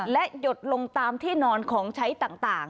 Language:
Thai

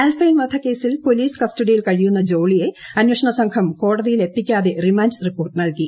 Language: Malayalam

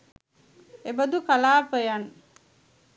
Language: Sinhala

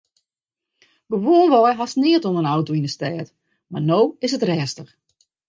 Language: Western Frisian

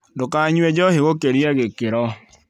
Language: Kikuyu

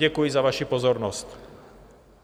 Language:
Czech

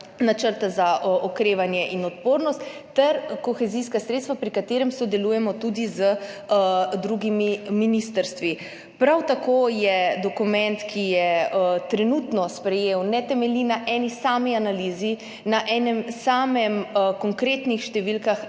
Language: Slovenian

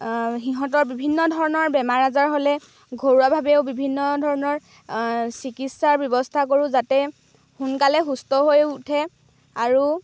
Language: Assamese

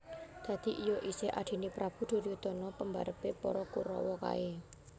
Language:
Javanese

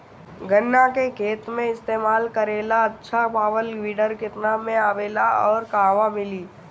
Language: Bhojpuri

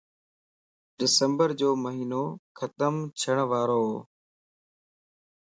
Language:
Lasi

